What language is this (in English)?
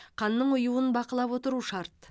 Kazakh